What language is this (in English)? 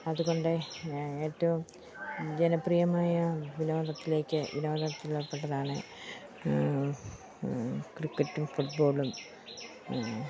Malayalam